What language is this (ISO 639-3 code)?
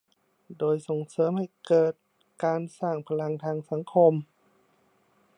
tha